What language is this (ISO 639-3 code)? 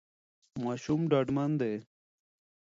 pus